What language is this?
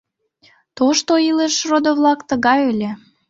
Mari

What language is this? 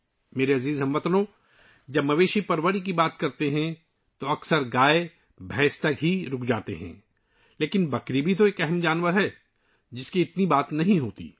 Urdu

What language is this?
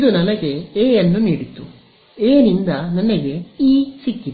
Kannada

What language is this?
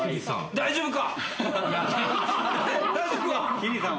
Japanese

